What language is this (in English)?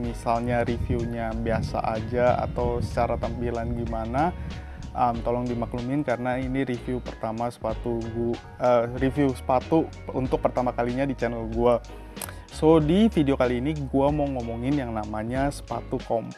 Indonesian